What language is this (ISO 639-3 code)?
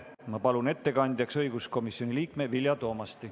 est